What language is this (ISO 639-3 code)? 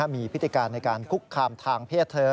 tha